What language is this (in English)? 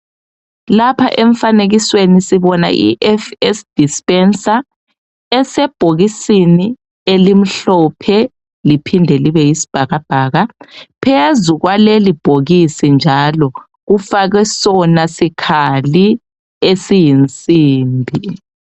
North Ndebele